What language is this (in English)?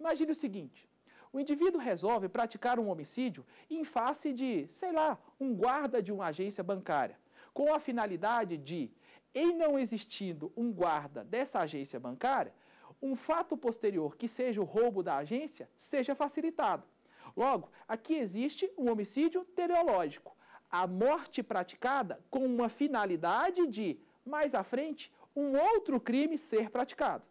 Portuguese